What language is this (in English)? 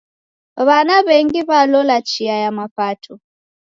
Taita